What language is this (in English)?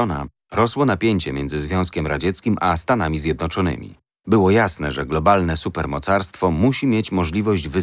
Polish